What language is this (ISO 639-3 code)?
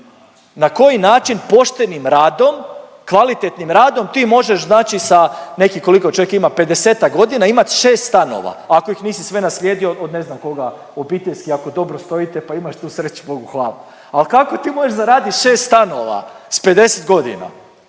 hrv